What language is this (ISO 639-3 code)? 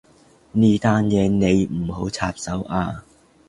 yue